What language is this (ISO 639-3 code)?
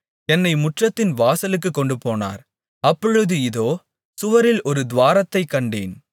tam